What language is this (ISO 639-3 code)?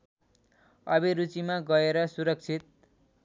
nep